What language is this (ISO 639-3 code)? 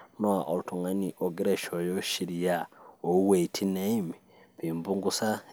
mas